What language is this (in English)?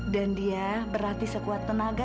Indonesian